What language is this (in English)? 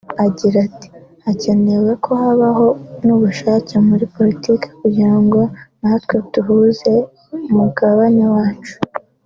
Kinyarwanda